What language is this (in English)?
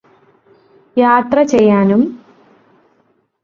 Malayalam